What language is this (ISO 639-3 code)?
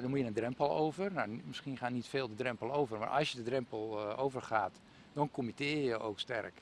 nld